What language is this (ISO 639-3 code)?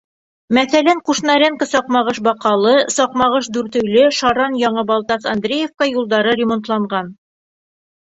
bak